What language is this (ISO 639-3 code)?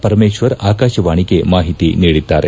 kan